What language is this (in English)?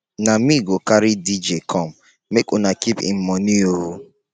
Nigerian Pidgin